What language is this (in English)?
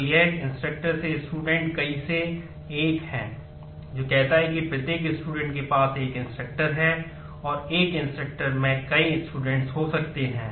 Hindi